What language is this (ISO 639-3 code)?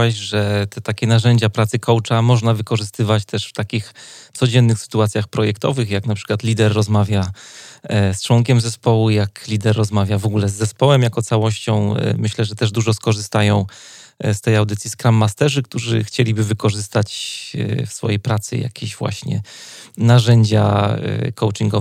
pol